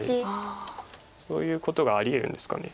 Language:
Japanese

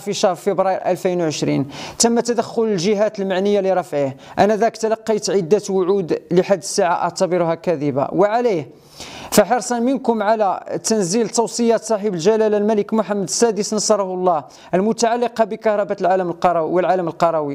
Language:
Arabic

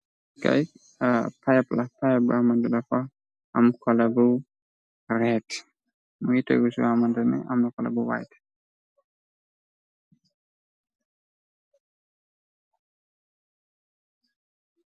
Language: Wolof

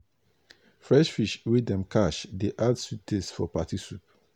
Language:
Nigerian Pidgin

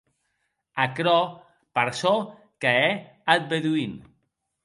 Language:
Occitan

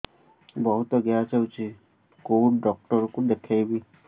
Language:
Odia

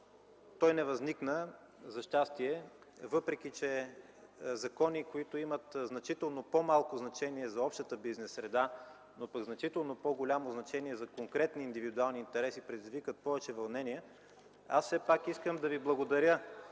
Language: Bulgarian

